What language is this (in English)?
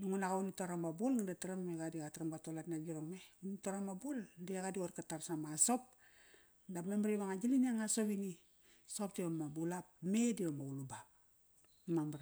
Kairak